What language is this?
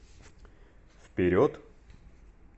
Russian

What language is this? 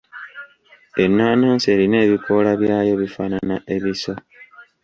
Ganda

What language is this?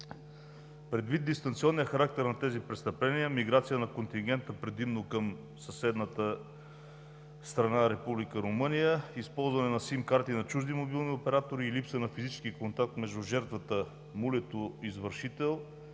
Bulgarian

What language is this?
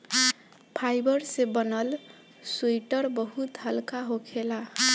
Bhojpuri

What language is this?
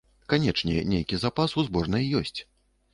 Belarusian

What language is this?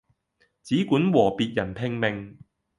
Cantonese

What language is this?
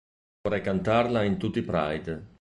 Italian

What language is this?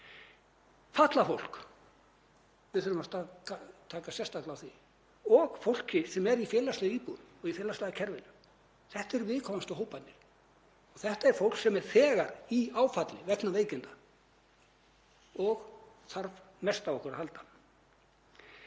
Icelandic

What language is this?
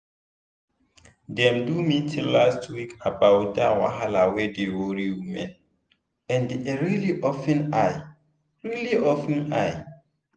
Nigerian Pidgin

